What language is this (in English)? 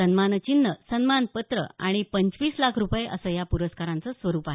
Marathi